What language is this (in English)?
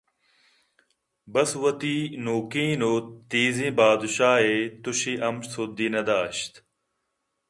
Eastern Balochi